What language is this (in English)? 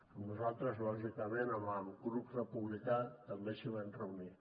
Catalan